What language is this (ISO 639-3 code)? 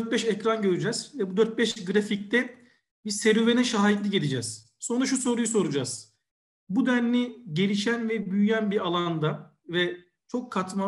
tur